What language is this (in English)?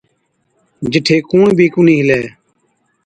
Od